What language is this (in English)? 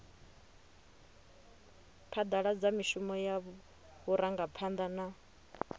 Venda